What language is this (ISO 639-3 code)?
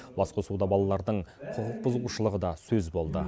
kaz